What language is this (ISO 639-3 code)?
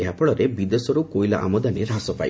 ori